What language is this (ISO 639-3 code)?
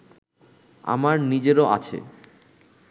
ben